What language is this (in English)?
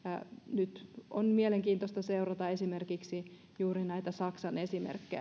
Finnish